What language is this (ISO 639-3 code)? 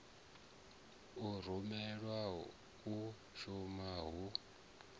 ven